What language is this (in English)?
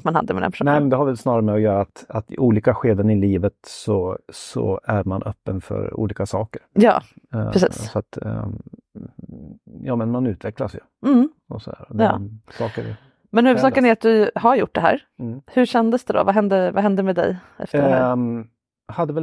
Swedish